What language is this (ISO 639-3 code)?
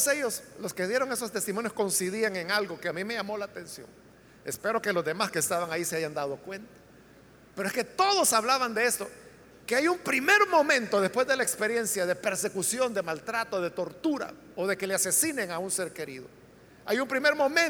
spa